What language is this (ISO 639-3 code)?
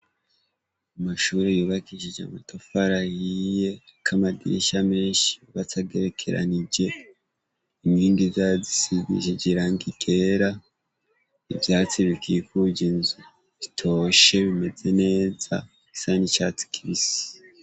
run